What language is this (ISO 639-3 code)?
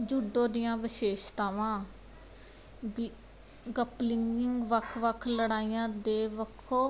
pan